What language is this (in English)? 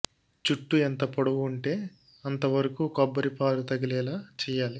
Telugu